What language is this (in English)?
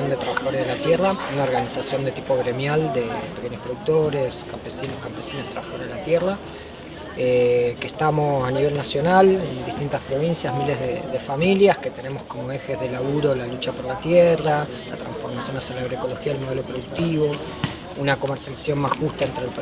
Spanish